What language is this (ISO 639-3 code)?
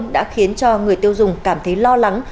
vie